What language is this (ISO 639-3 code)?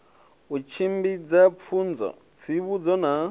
ven